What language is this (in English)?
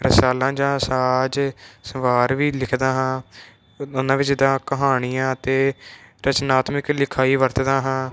Punjabi